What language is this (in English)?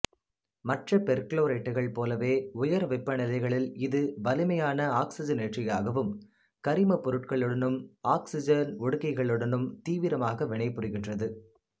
Tamil